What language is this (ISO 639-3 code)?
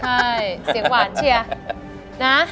tha